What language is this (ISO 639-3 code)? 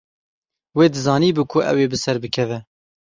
kur